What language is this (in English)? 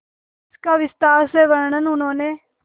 Hindi